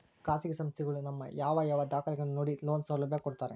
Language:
Kannada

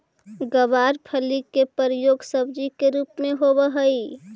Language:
Magahi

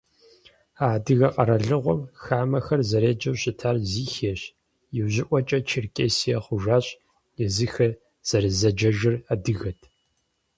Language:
Kabardian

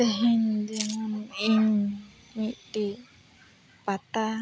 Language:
Santali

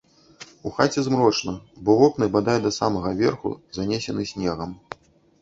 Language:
Belarusian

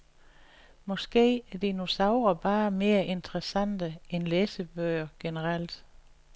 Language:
Danish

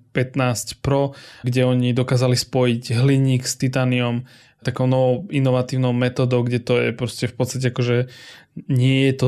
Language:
Slovak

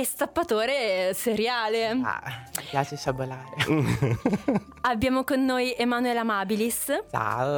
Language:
Italian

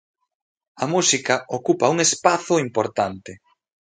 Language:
Galician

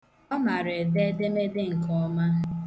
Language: Igbo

